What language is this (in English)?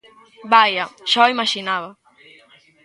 Galician